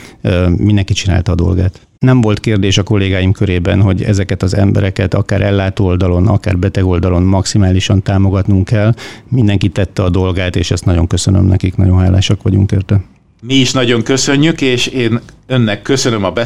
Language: Hungarian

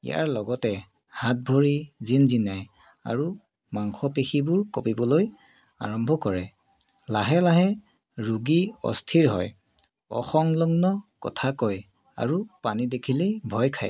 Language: Assamese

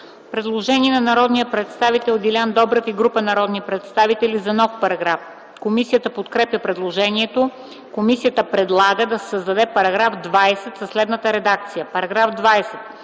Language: Bulgarian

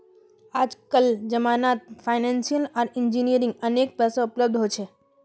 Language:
Magahi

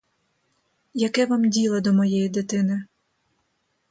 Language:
Ukrainian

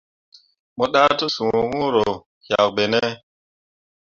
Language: Mundang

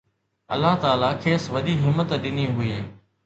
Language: Sindhi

